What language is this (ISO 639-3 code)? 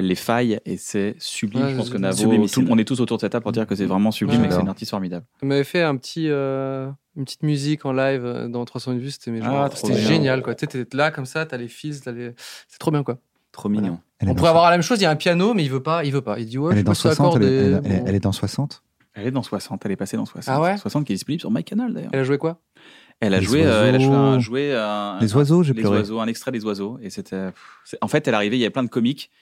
fra